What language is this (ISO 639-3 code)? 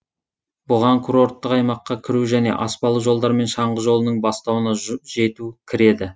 kaz